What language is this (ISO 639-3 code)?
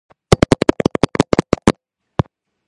kat